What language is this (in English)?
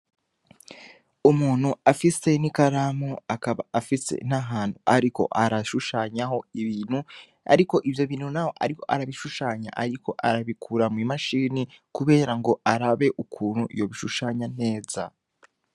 Rundi